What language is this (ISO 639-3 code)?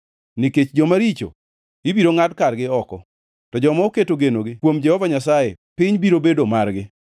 luo